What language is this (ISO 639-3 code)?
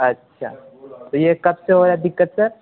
urd